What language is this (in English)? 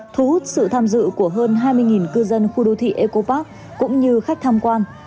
Vietnamese